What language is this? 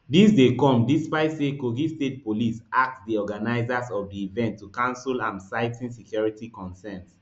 Nigerian Pidgin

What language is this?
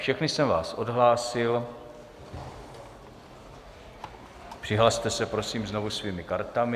Czech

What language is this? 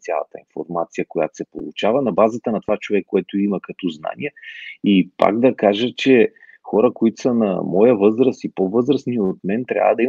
Bulgarian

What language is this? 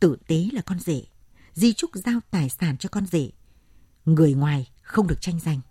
Vietnamese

